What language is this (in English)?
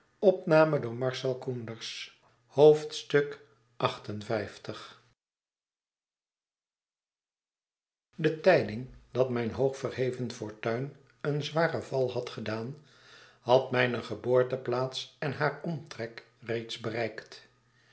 Dutch